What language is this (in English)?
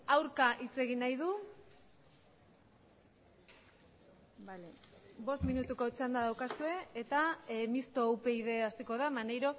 Basque